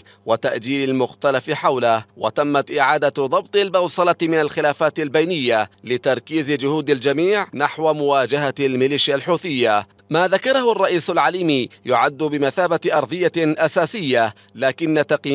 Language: Arabic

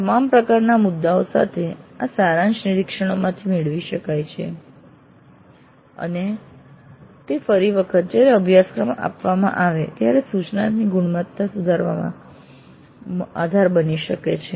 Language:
Gujarati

